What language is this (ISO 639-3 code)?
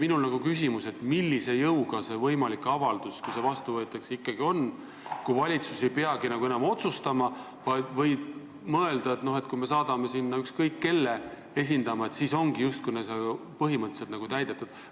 est